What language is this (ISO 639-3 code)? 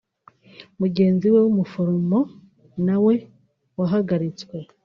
kin